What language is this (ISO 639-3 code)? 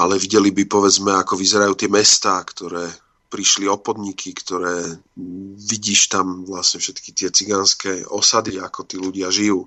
slk